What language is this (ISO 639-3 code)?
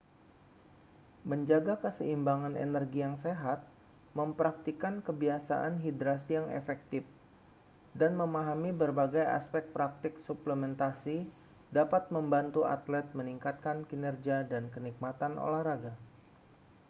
ind